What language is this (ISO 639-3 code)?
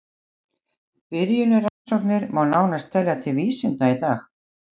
isl